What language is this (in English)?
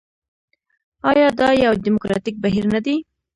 Pashto